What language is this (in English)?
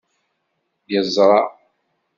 Kabyle